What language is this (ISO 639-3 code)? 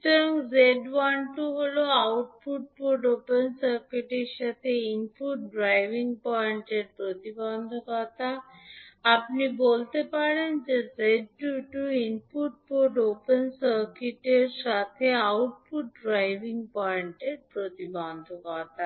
ben